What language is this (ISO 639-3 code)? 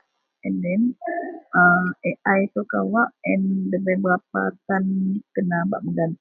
mel